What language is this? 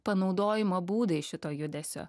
Lithuanian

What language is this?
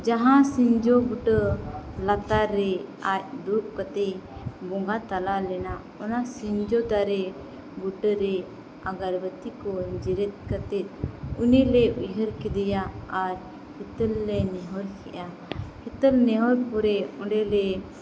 Santali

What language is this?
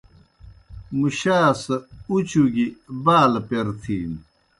Kohistani Shina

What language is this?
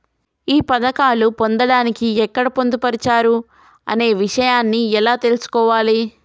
Telugu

